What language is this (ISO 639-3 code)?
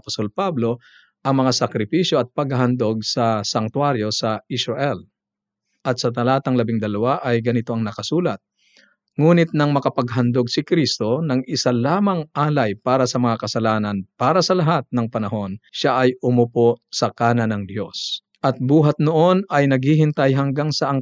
fil